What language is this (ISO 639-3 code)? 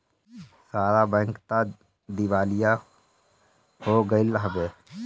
bho